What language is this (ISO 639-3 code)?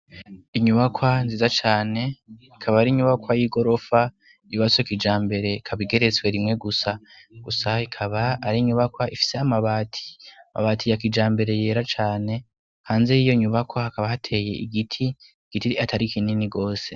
run